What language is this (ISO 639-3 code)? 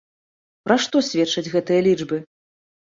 bel